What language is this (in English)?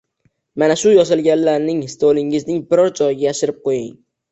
Uzbek